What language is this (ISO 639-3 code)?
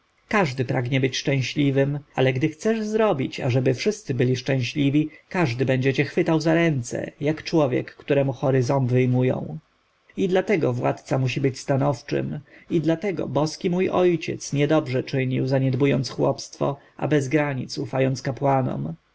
pol